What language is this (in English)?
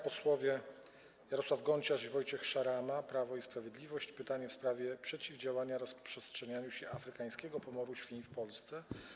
Polish